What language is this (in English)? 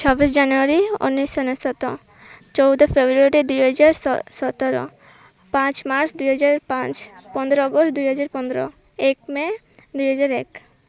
Odia